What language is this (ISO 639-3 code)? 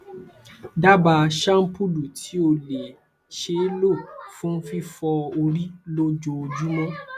yor